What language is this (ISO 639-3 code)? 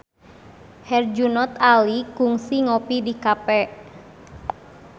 sun